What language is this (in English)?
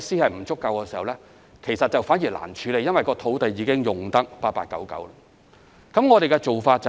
Cantonese